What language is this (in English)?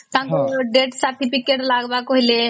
Odia